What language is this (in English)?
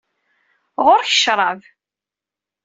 Kabyle